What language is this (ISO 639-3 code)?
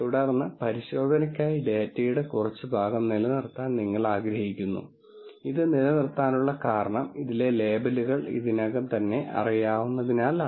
mal